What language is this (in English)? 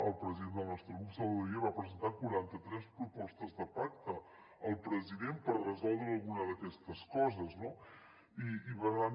Catalan